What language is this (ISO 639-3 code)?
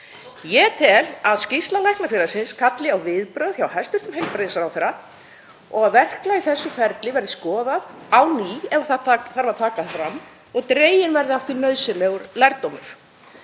isl